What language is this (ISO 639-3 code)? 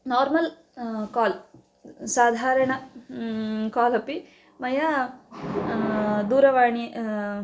san